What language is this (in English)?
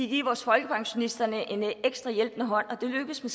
Danish